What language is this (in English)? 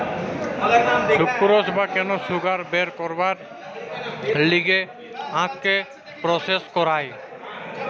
Bangla